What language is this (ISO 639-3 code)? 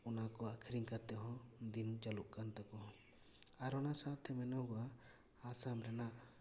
sat